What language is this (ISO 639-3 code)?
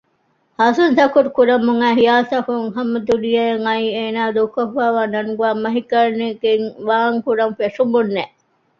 div